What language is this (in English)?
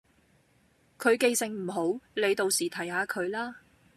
Cantonese